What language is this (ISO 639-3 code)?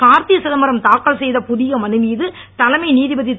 tam